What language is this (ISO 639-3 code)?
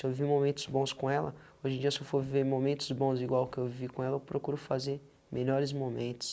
por